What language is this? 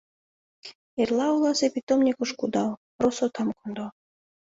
Mari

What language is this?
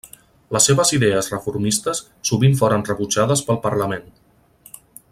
Catalan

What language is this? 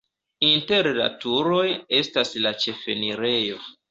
Esperanto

